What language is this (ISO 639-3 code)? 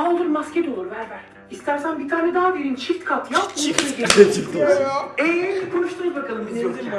tur